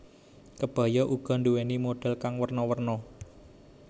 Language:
Javanese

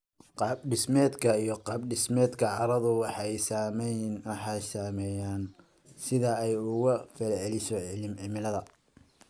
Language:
Somali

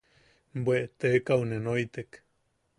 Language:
Yaqui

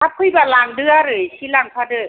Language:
Bodo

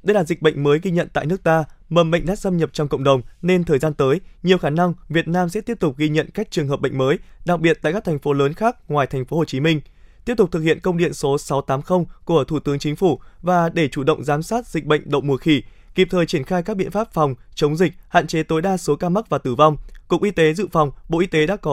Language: Vietnamese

